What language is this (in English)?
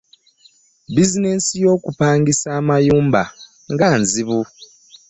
Ganda